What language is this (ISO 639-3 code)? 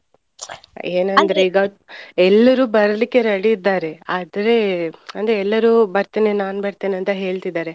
kan